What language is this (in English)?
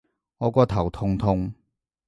Cantonese